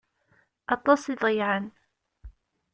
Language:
Kabyle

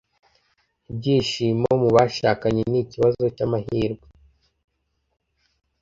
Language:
Kinyarwanda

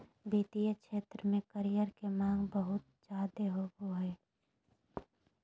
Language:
Magahi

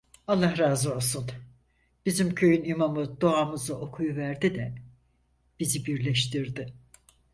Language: Turkish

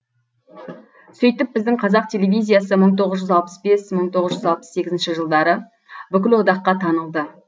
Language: Kazakh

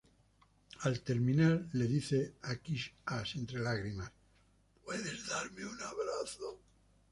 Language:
Spanish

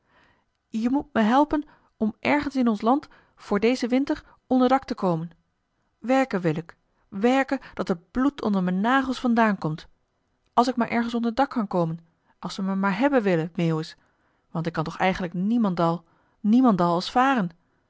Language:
Dutch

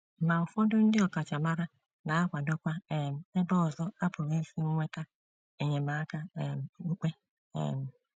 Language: Igbo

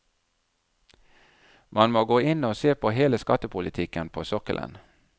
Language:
Norwegian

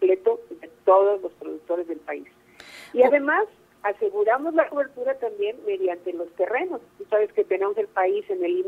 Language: Spanish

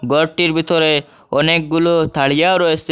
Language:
Bangla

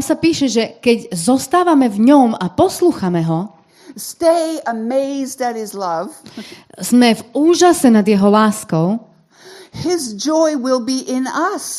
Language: Slovak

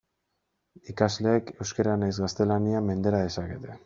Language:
Basque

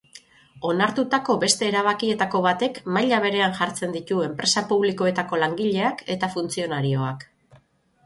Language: Basque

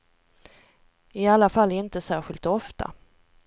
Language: Swedish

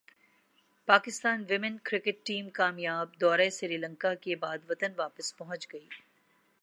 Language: Urdu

